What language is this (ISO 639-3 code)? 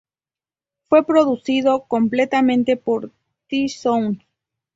spa